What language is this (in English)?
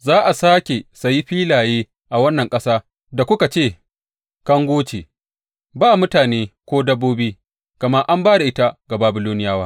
Hausa